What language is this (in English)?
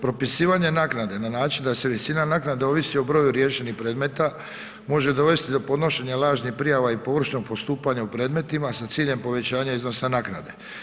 Croatian